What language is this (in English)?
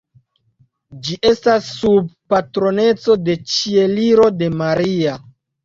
Esperanto